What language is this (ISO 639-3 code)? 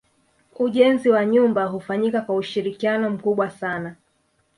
swa